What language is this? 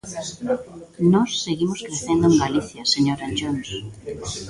Galician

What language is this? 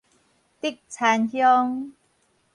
Min Nan Chinese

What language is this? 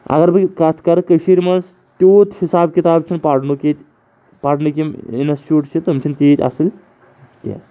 Kashmiri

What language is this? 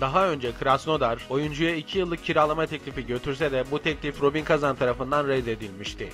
Turkish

